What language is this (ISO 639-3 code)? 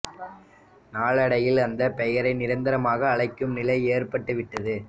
tam